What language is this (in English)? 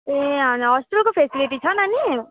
Nepali